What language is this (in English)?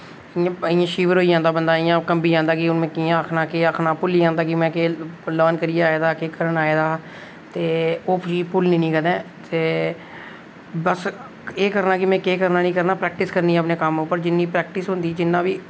Dogri